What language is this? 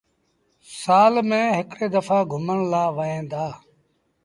Sindhi Bhil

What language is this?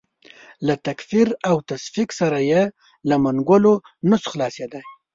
Pashto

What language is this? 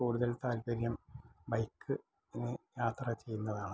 Malayalam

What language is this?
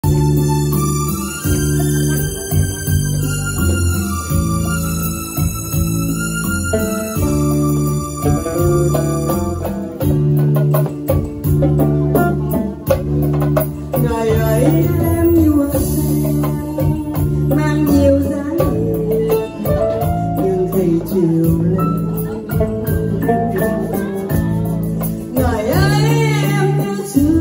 Thai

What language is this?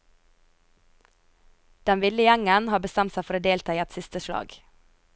Norwegian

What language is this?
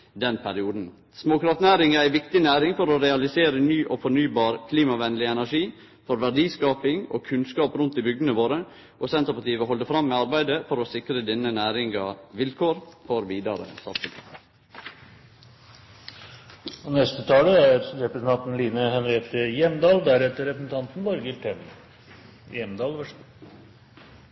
Norwegian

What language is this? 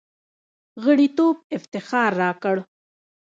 Pashto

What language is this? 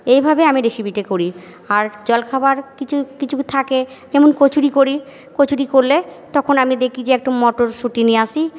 Bangla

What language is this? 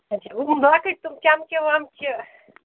Kashmiri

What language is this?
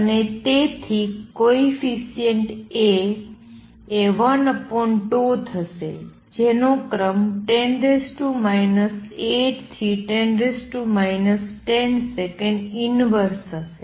Gujarati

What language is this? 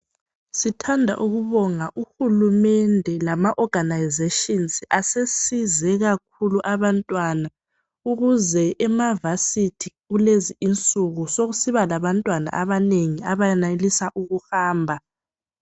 North Ndebele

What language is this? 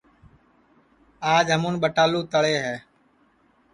Sansi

